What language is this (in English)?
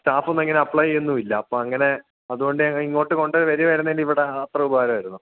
Malayalam